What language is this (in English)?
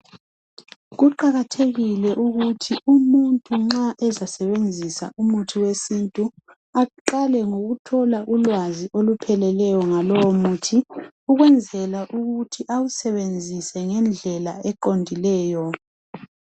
North Ndebele